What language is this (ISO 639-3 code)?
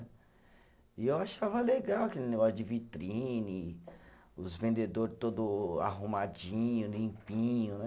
por